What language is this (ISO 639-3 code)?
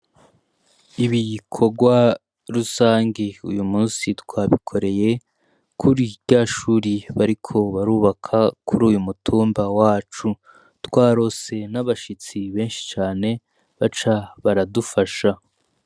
run